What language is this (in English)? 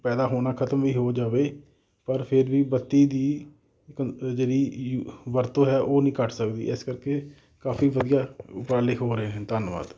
Punjabi